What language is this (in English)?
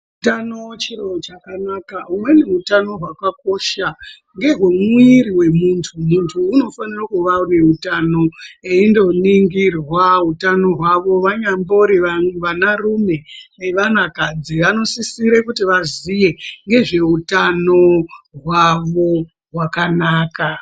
Ndau